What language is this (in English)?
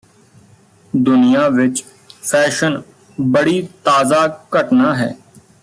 Punjabi